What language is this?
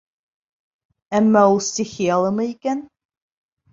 Bashkir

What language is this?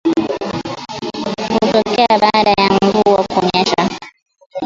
Swahili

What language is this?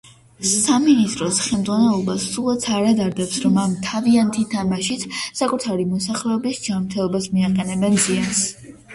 Georgian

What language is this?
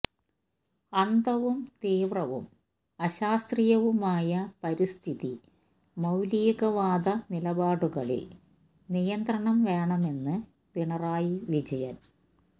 Malayalam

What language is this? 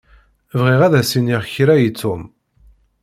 Kabyle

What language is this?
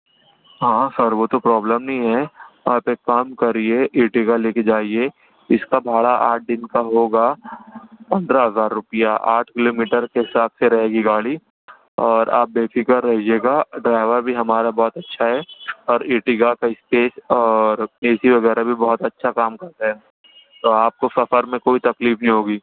Urdu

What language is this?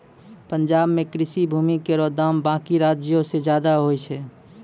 Maithili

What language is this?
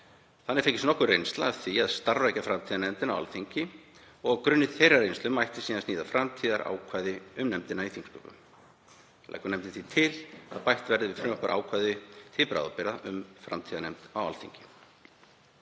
Icelandic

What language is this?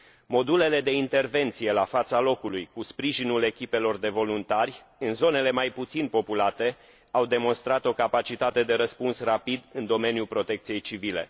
Romanian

